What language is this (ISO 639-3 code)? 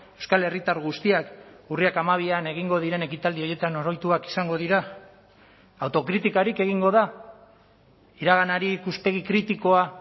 eus